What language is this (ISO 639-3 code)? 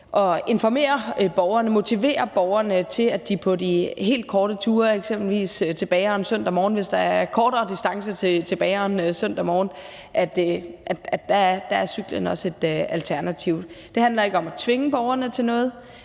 dan